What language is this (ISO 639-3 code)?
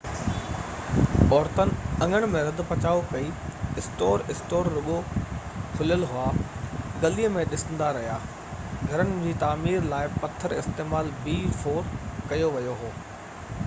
snd